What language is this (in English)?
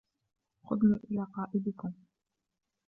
Arabic